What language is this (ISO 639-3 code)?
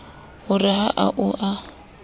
sot